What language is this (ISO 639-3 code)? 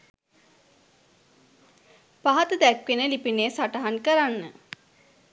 sin